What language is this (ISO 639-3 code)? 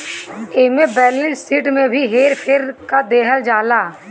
bho